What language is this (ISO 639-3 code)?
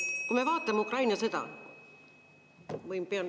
est